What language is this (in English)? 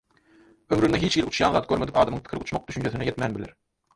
Turkmen